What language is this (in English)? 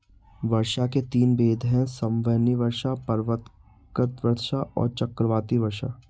Hindi